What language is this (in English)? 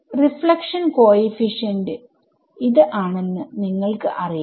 Malayalam